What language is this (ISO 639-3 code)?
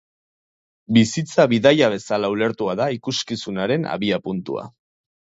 eus